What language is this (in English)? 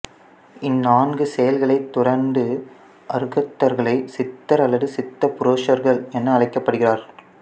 Tamil